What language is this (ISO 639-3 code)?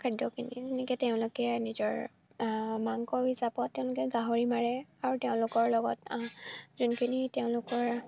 asm